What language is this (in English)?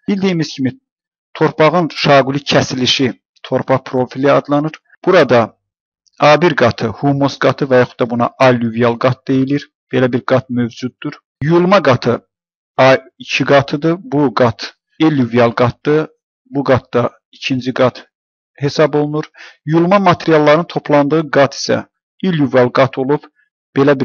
Turkish